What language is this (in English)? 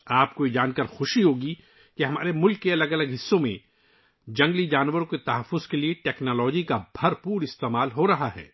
Urdu